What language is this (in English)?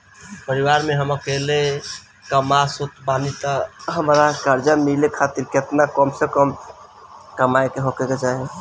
Bhojpuri